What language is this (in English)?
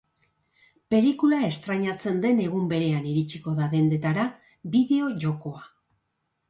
Basque